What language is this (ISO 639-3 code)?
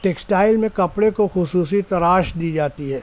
urd